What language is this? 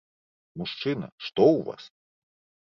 Belarusian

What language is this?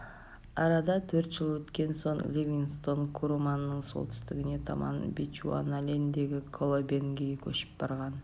Kazakh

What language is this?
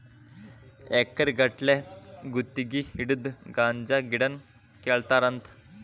Kannada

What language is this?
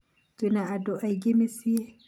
Kikuyu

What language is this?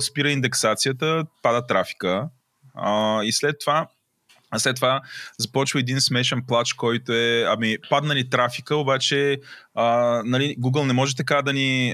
Bulgarian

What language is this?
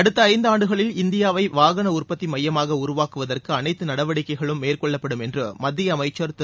Tamil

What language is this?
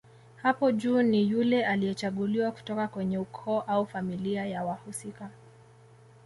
Swahili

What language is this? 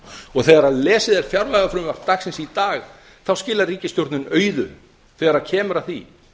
Icelandic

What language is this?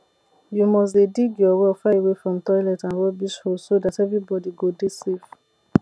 Nigerian Pidgin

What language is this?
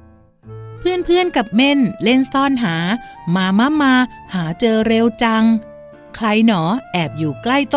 Thai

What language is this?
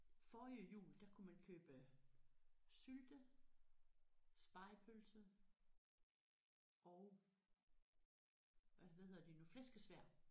Danish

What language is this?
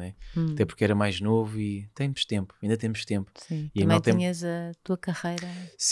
Portuguese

